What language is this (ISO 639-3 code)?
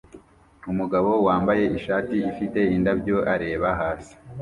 kin